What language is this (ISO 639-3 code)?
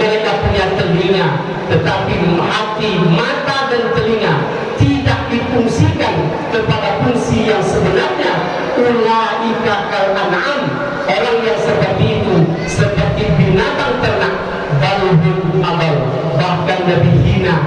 ind